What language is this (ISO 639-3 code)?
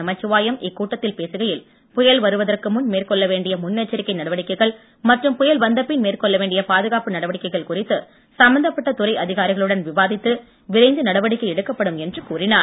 tam